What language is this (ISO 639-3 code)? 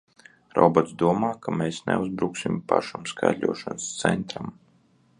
lav